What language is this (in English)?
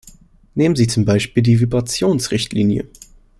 German